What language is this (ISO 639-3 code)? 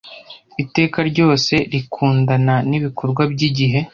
kin